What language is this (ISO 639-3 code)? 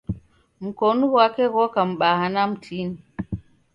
dav